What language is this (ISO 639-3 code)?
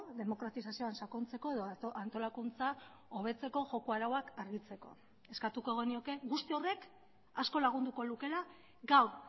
eus